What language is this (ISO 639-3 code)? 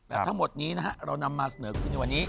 tha